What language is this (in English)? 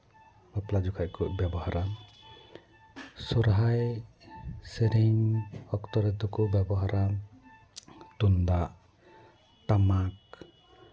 Santali